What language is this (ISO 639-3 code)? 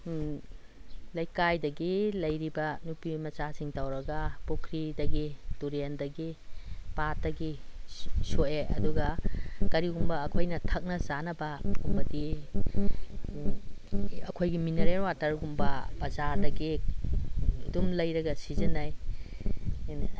mni